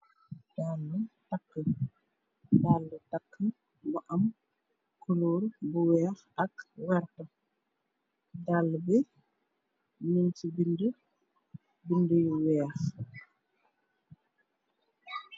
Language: Wolof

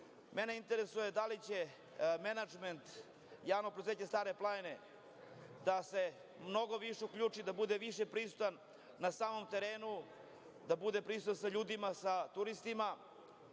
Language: Serbian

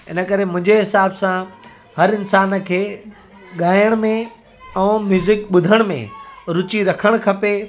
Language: Sindhi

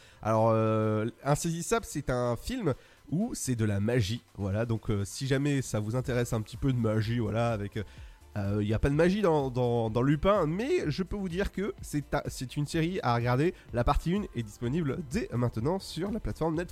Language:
French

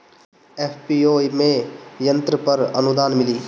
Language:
Bhojpuri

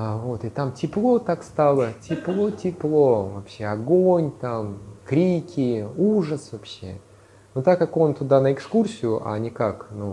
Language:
Russian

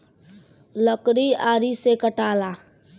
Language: Bhojpuri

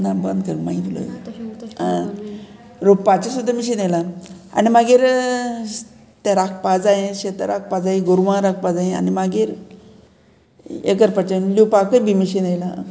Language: Konkani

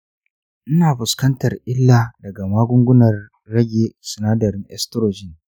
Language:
Hausa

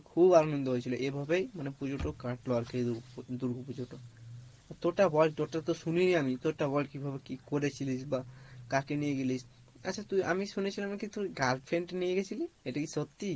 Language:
Bangla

